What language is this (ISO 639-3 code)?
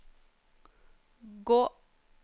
nor